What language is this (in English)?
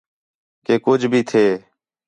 Khetrani